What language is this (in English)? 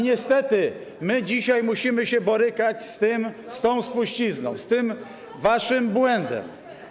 Polish